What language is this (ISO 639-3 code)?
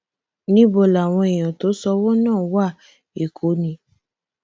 yor